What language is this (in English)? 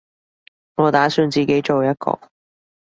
Cantonese